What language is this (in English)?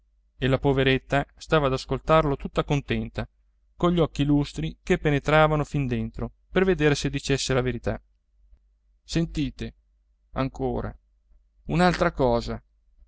Italian